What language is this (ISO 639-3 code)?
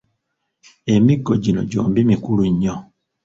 lug